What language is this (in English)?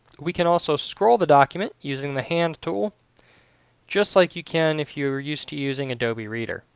English